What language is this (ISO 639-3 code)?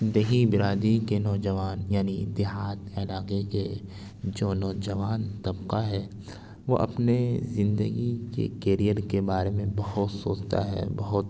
urd